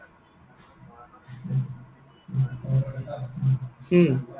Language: Assamese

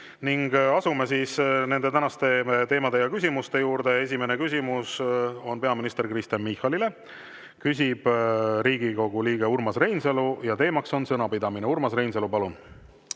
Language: Estonian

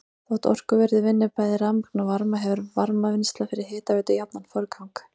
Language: Icelandic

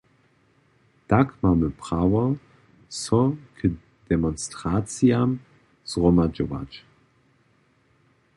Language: Upper Sorbian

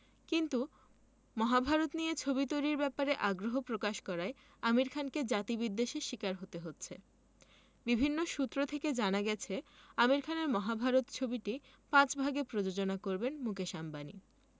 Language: Bangla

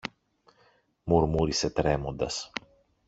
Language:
Greek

